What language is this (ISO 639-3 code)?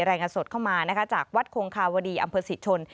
tha